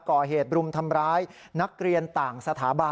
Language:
Thai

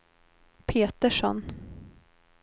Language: Swedish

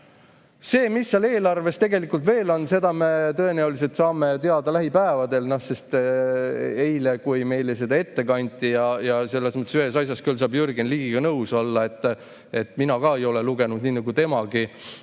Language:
Estonian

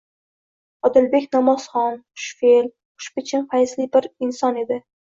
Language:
Uzbek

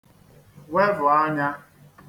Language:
Igbo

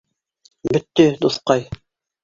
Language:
Bashkir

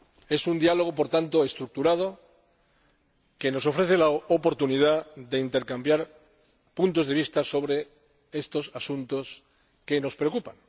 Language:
Spanish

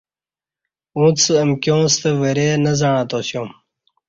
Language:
Kati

